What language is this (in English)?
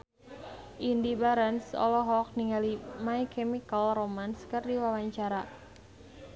Sundanese